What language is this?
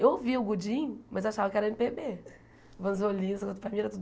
Portuguese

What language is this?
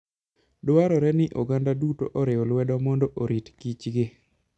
Luo (Kenya and Tanzania)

